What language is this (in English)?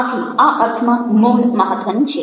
Gujarati